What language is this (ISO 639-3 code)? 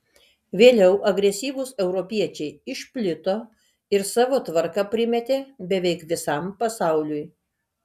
lit